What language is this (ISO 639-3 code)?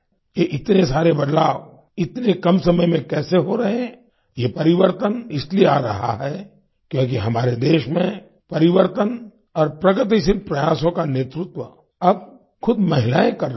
hin